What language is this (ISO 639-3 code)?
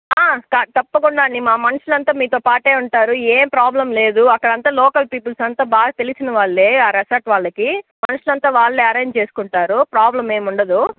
tel